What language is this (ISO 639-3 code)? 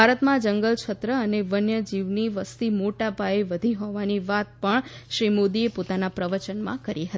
guj